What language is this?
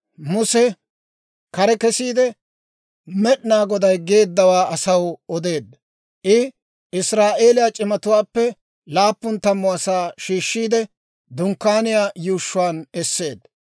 Dawro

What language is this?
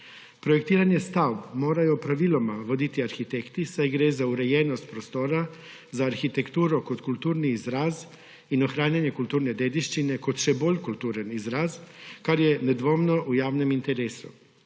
Slovenian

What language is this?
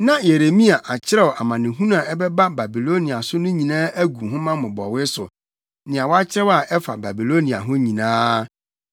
Akan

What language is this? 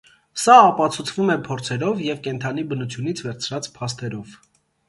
Armenian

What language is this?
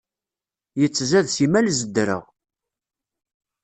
Kabyle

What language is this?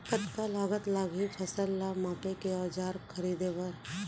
Chhattisgarhi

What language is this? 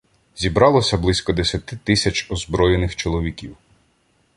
Ukrainian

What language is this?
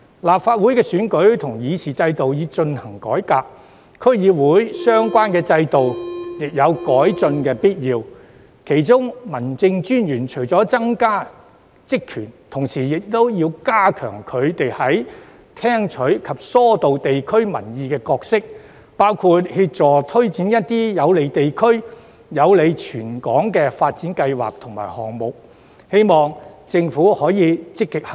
Cantonese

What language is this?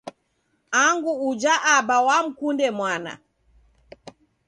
Taita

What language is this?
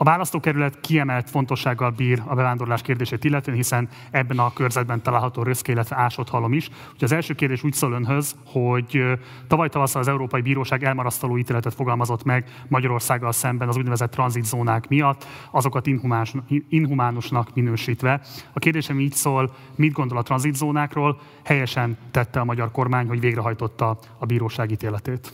Hungarian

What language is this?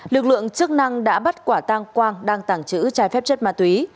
Vietnamese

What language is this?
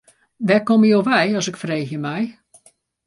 Western Frisian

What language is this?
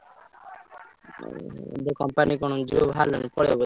Odia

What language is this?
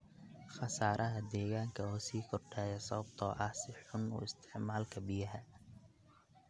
Somali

